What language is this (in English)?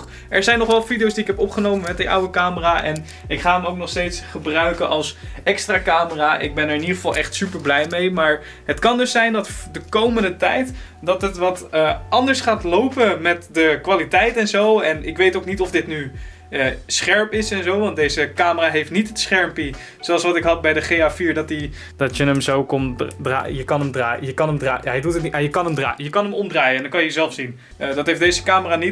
Dutch